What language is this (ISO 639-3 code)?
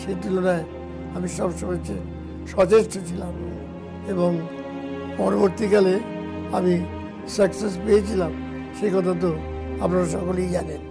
ben